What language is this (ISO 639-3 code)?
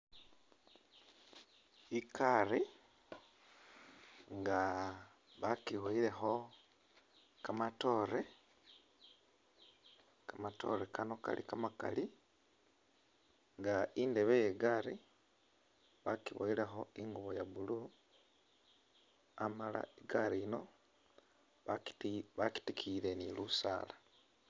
myx